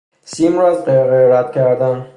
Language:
Persian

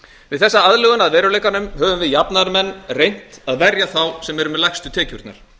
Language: Icelandic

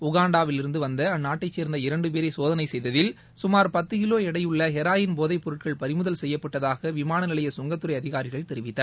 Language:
Tamil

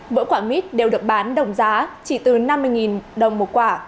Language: Vietnamese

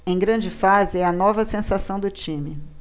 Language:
Portuguese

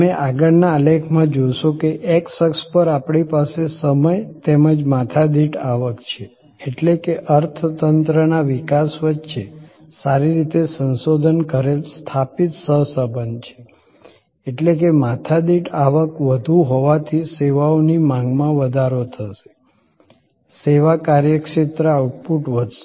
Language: Gujarati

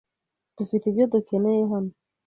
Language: Kinyarwanda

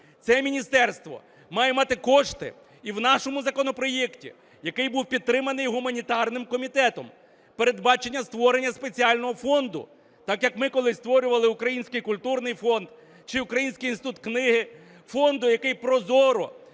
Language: Ukrainian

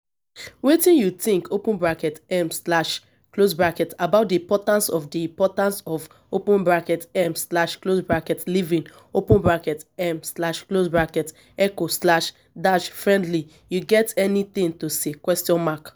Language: Nigerian Pidgin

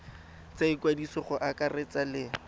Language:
Tswana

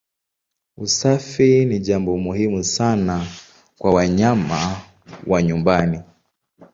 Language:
Swahili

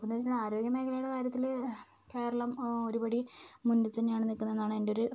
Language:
Malayalam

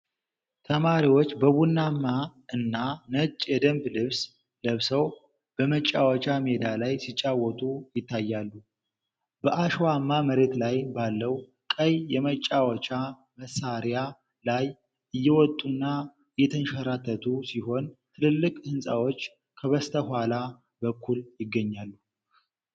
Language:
Amharic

